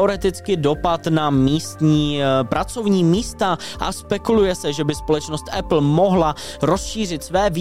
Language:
Czech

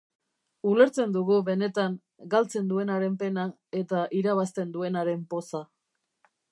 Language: Basque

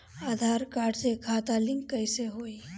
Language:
Bhojpuri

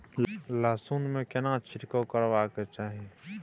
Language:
Maithili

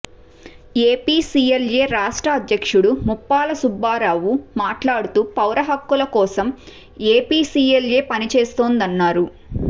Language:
Telugu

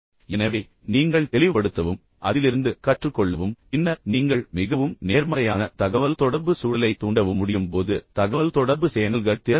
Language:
Tamil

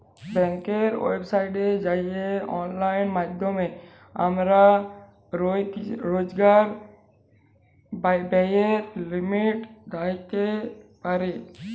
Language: Bangla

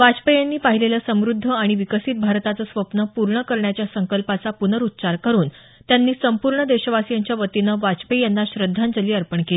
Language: Marathi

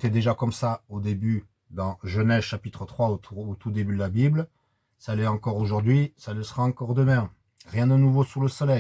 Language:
French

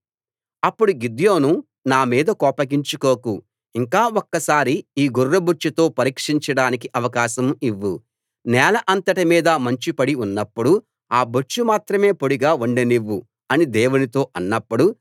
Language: Telugu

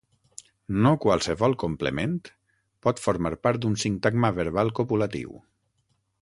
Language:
Catalan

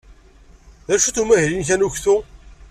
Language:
Kabyle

